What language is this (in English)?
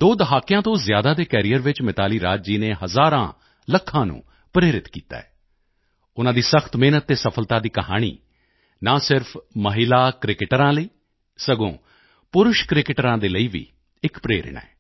Punjabi